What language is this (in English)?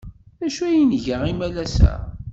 Kabyle